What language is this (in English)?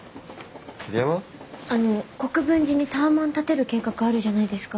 Japanese